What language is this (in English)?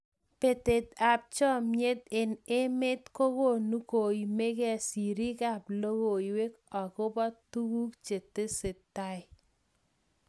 Kalenjin